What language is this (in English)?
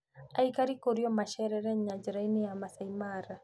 Kikuyu